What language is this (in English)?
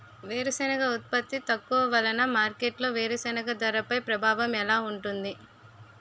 Telugu